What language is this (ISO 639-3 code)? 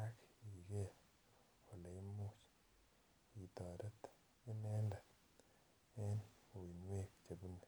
kln